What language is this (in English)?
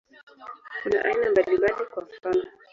Swahili